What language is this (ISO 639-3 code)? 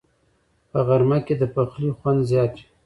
pus